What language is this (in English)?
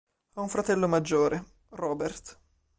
Italian